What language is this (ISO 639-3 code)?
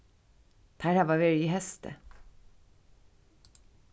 fao